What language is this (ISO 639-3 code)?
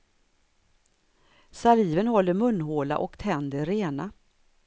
swe